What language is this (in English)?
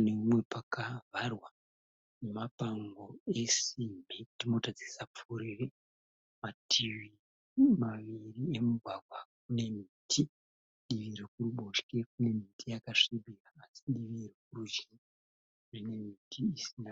Shona